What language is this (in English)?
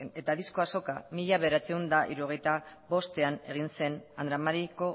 Basque